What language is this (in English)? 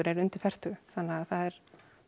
Icelandic